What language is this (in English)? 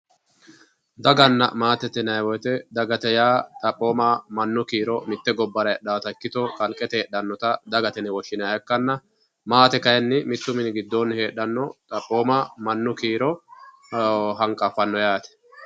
Sidamo